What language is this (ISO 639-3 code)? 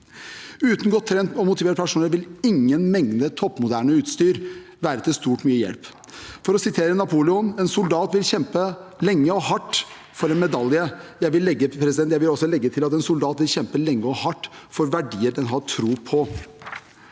nor